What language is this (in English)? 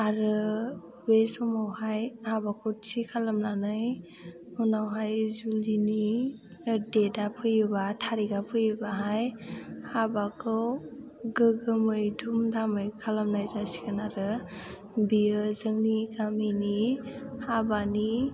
Bodo